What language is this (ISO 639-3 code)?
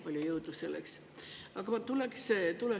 est